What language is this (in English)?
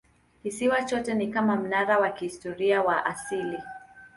Swahili